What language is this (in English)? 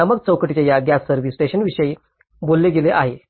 Marathi